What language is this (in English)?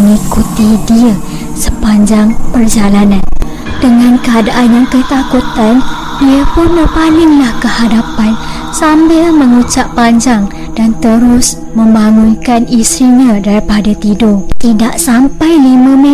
Malay